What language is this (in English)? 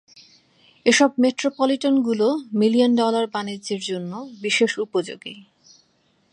Bangla